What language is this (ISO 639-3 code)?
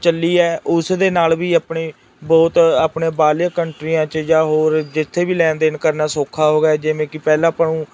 pan